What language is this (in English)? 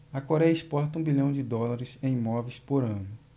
Portuguese